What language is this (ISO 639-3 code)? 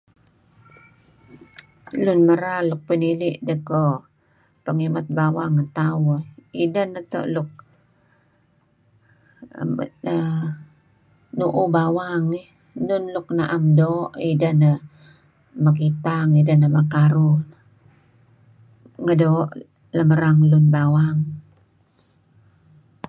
kzi